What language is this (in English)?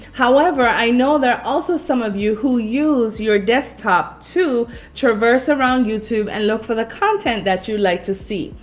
English